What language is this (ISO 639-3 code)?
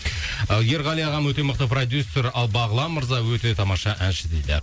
kaz